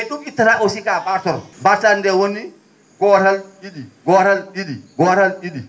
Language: Fula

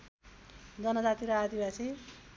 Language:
Nepali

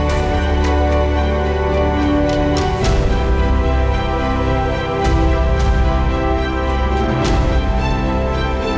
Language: Indonesian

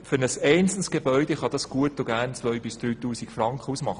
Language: Swiss German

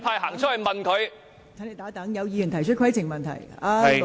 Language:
Cantonese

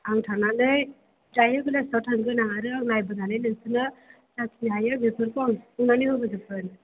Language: Bodo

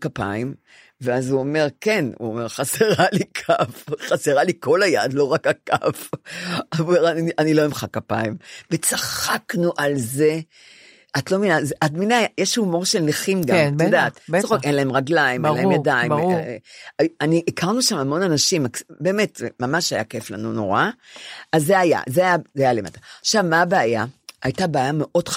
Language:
Hebrew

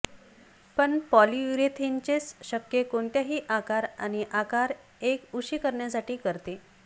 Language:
Marathi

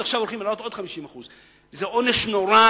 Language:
Hebrew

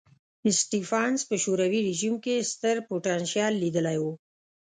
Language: Pashto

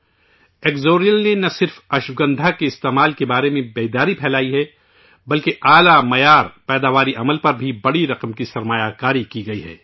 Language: Urdu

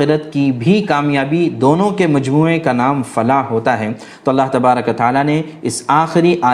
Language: Urdu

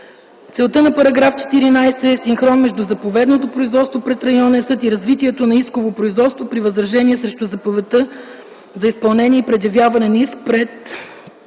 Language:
Bulgarian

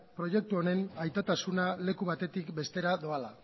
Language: Basque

